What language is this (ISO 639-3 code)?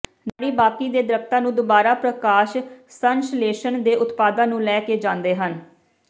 pan